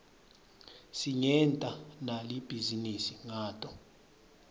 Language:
Swati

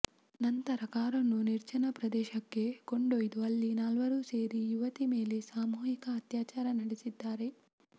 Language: Kannada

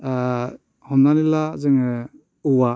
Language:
Bodo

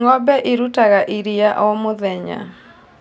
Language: Kikuyu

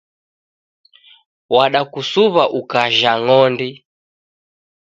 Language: Taita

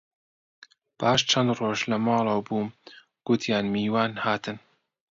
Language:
Central Kurdish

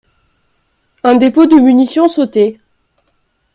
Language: French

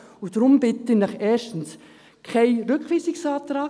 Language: Swiss German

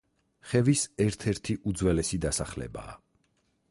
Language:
Georgian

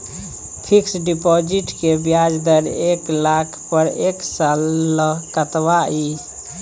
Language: Maithili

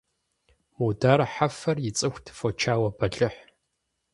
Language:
Kabardian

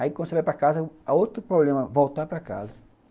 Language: Portuguese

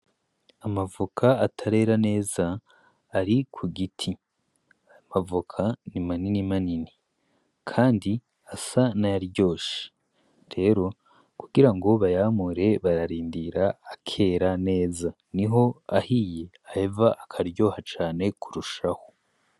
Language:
Rundi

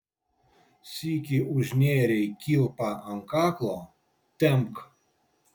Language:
Lithuanian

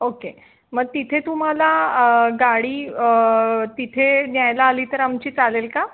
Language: Marathi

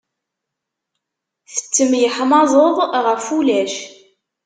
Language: Kabyle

